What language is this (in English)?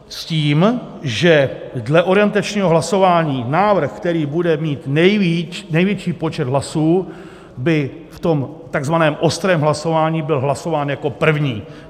Czech